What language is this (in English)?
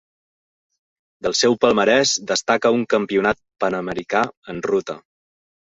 Catalan